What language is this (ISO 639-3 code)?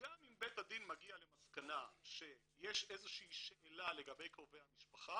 heb